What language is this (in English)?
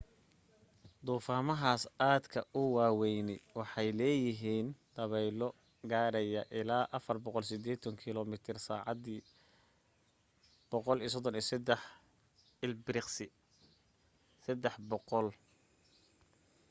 Somali